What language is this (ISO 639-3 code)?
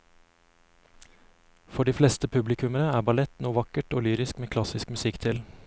nor